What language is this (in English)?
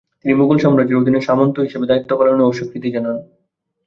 Bangla